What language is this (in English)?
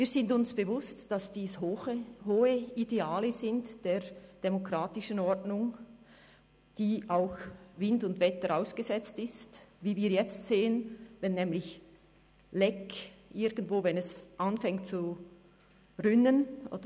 Swiss German